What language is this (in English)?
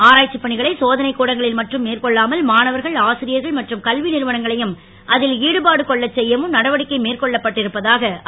Tamil